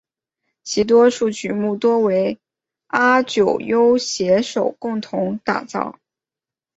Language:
Chinese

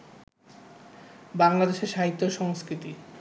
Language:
Bangla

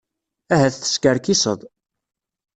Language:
Kabyle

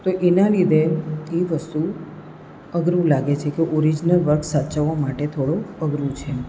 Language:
Gujarati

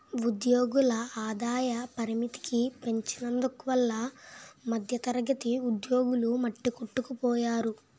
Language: Telugu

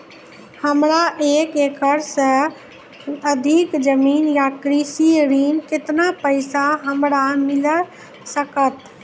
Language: Maithili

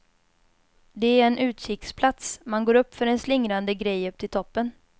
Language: Swedish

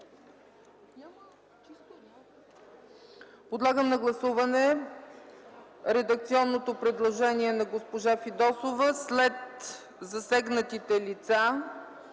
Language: Bulgarian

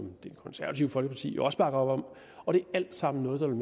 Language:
Danish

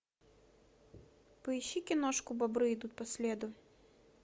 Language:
Russian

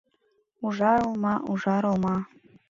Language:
Mari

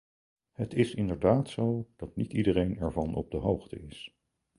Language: Dutch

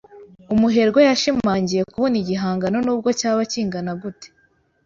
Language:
Kinyarwanda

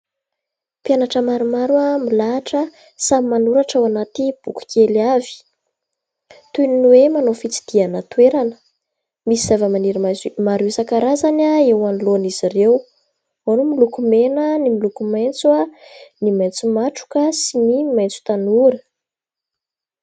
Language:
Malagasy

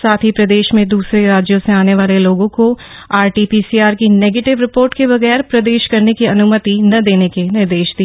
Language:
Hindi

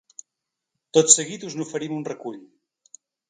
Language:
Catalan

